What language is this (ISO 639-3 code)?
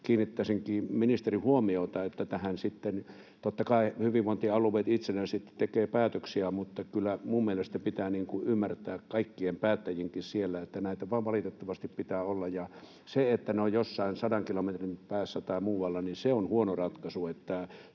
fin